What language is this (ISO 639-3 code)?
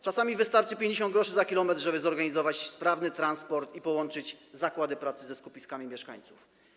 pol